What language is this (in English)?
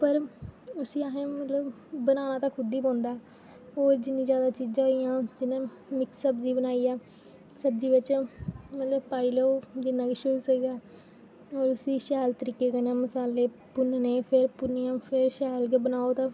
Dogri